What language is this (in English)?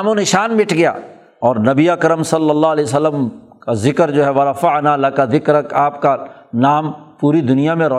Urdu